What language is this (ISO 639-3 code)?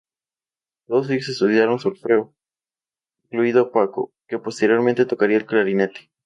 spa